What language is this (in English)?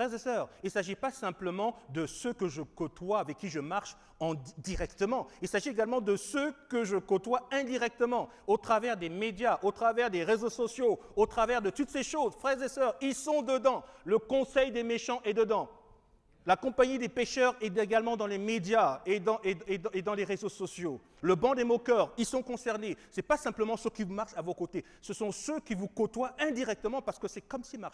French